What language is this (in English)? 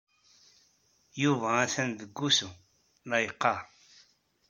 Kabyle